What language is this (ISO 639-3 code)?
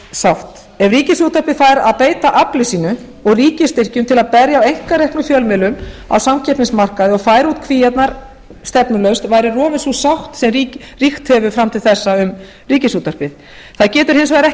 isl